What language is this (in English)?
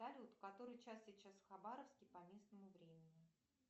Russian